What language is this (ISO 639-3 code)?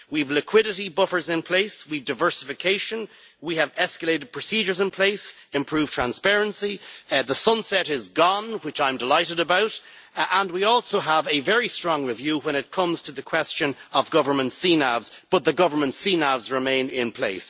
eng